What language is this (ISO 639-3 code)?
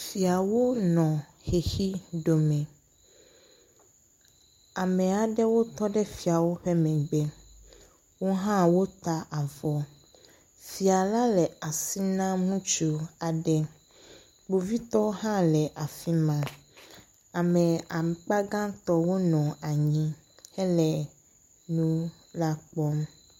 ewe